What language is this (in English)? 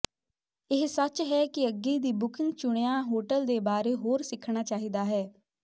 Punjabi